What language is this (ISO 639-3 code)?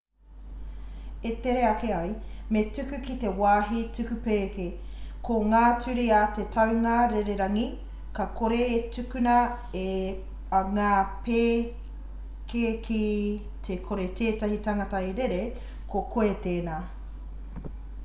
mri